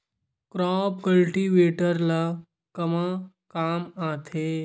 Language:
Chhattisgarhi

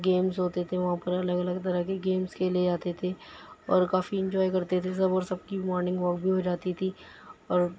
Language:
Urdu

